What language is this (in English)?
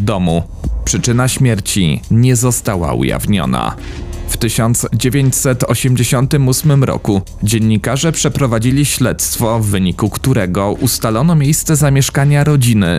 Polish